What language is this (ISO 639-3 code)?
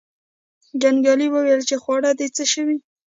pus